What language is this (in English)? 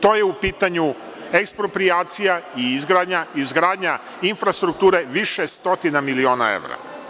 Serbian